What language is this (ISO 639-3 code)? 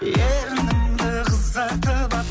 kaz